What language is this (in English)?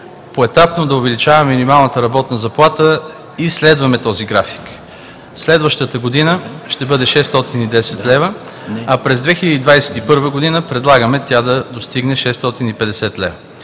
Bulgarian